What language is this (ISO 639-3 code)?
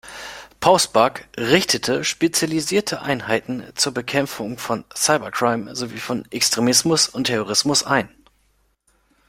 deu